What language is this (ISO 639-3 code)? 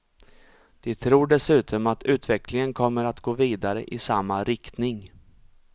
swe